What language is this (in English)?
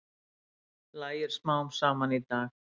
Icelandic